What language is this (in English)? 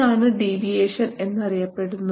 Malayalam